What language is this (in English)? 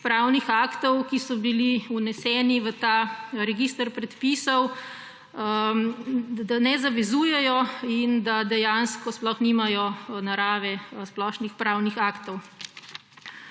Slovenian